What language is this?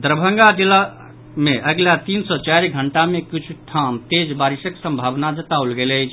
Maithili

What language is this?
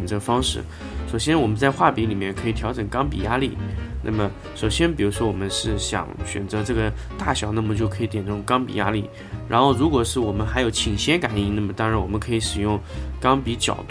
Chinese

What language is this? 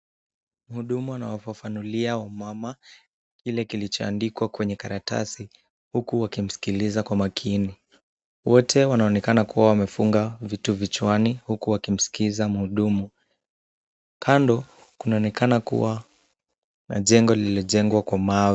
Swahili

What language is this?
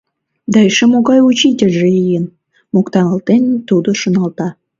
Mari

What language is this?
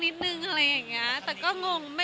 Thai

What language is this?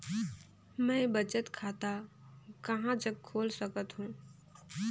Chhattisgarhi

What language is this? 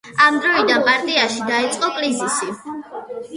Georgian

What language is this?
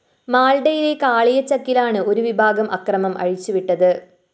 Malayalam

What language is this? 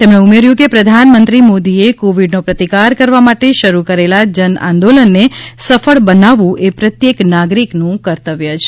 Gujarati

